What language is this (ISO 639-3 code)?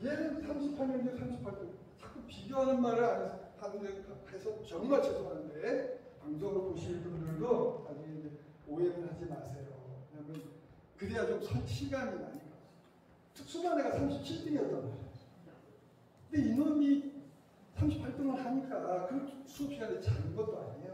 kor